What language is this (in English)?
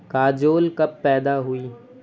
Urdu